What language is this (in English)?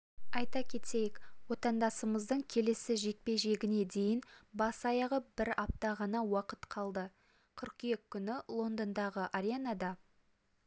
Kazakh